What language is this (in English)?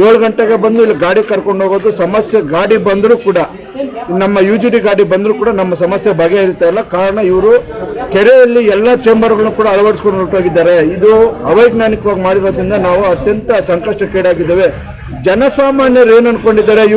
Turkish